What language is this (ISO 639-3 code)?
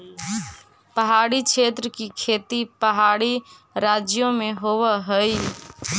mag